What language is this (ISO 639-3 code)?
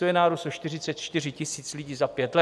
ces